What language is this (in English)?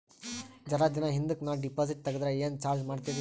Kannada